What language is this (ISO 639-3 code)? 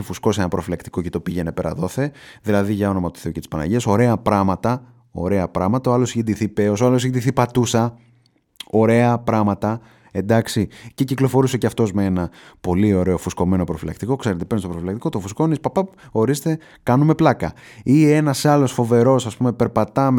ell